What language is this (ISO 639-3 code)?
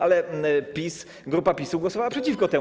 pol